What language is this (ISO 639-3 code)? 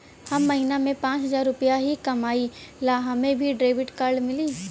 bho